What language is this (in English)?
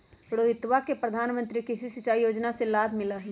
Magahi